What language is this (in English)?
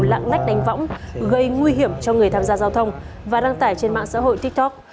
Vietnamese